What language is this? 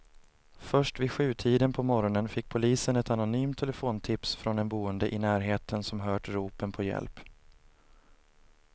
Swedish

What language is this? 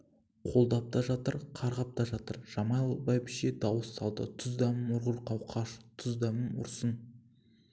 Kazakh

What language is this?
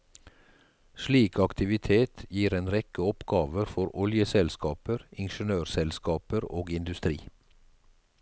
Norwegian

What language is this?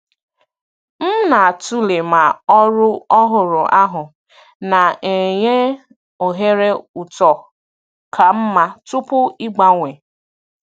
Igbo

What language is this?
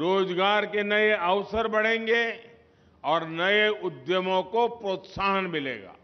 Hindi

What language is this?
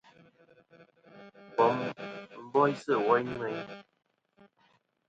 Kom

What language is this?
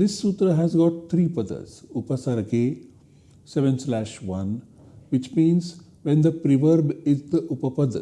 English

